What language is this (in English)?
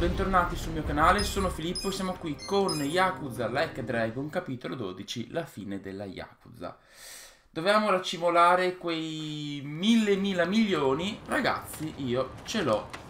Italian